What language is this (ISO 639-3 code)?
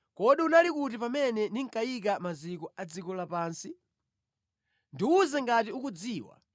nya